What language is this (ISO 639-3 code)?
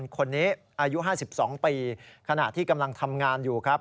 tha